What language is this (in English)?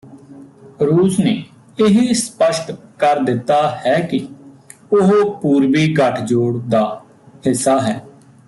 Punjabi